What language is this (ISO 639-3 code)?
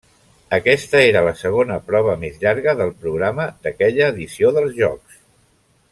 cat